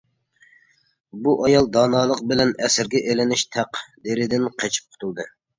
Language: Uyghur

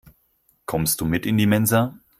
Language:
German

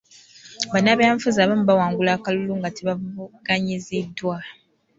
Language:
Ganda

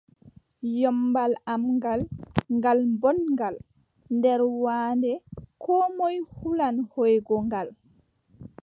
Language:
Adamawa Fulfulde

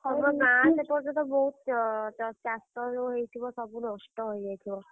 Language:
Odia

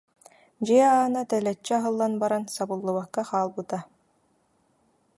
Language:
Yakut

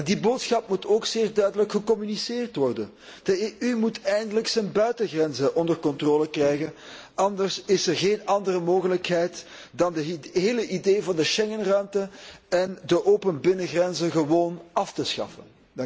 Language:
Dutch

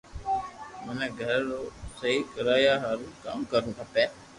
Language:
Loarki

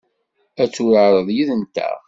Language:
Kabyle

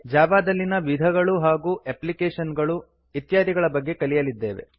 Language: Kannada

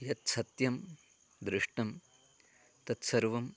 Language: Sanskrit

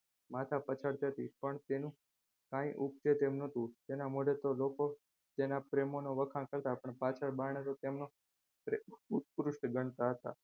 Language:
Gujarati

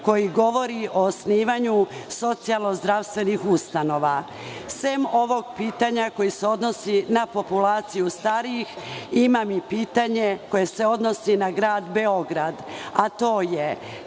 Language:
Serbian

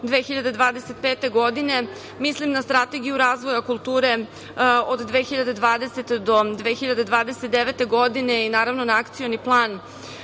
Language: Serbian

